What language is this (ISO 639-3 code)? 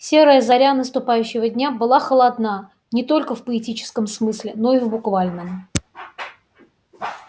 rus